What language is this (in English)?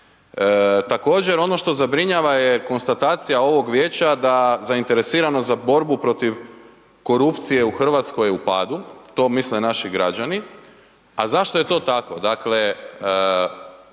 Croatian